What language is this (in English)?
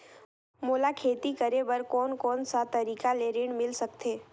Chhattisgarhi